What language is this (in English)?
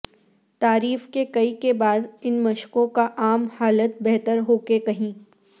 Urdu